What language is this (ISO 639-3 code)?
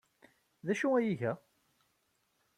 kab